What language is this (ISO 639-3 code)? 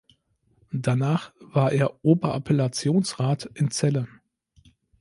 deu